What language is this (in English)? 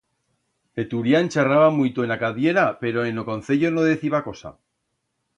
Aragonese